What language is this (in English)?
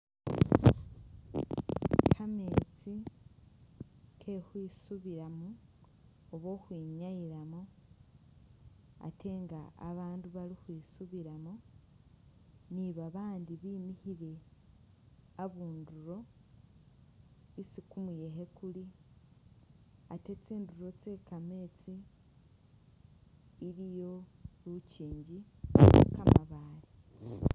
Masaaba